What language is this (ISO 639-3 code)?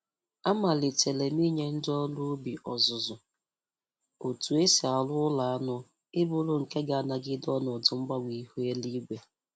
ibo